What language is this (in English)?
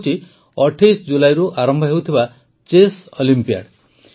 Odia